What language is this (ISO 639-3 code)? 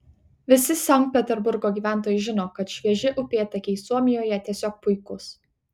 lit